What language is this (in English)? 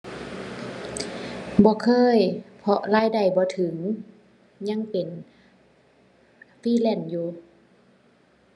Thai